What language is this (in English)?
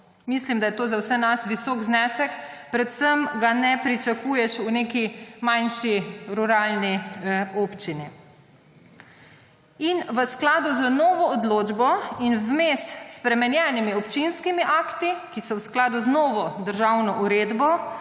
Slovenian